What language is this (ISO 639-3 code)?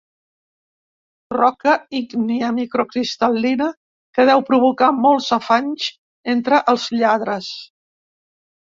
cat